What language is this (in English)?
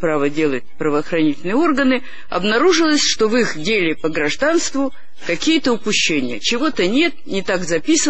Russian